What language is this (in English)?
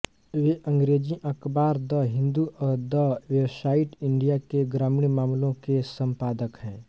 Hindi